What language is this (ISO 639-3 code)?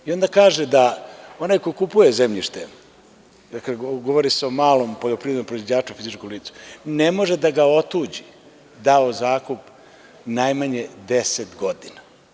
srp